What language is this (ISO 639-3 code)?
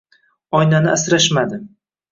uzb